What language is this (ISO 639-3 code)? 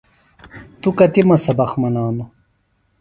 phl